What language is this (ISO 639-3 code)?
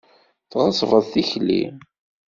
kab